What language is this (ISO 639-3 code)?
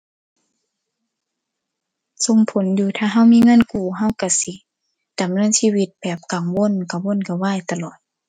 tha